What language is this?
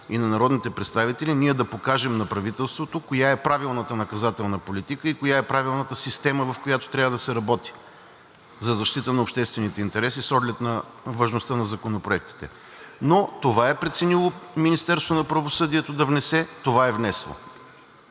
Bulgarian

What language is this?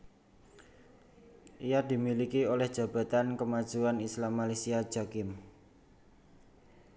Javanese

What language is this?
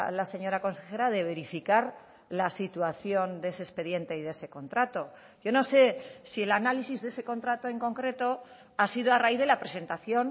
Spanish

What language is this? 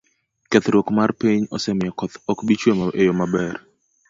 Luo (Kenya and Tanzania)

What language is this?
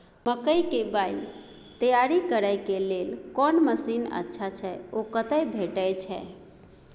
Maithili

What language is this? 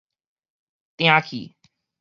Min Nan Chinese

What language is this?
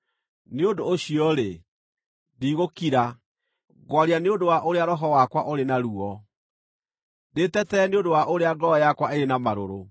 Kikuyu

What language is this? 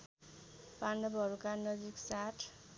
Nepali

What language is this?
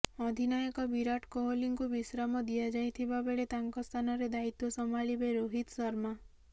Odia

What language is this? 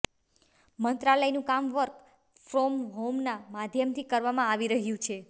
Gujarati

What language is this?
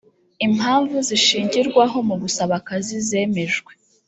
Kinyarwanda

